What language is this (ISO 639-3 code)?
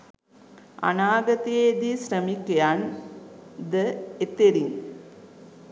sin